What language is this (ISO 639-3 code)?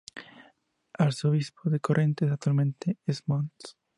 spa